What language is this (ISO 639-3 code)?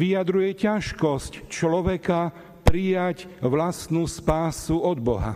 slk